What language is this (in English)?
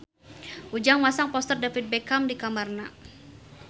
Sundanese